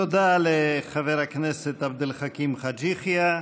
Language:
Hebrew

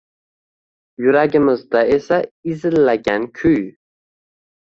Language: Uzbek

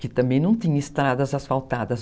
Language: Portuguese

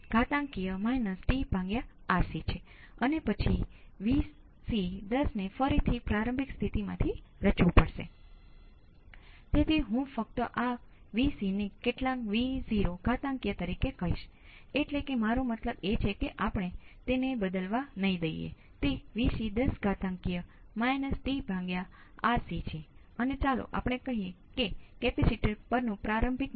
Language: Gujarati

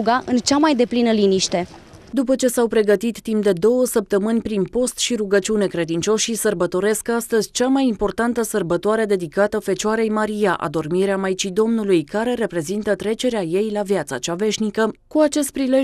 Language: Romanian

